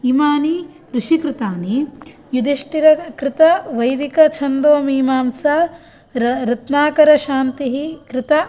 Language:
Sanskrit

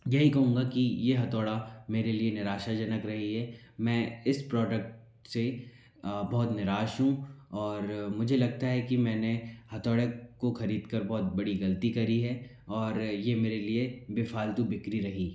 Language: Hindi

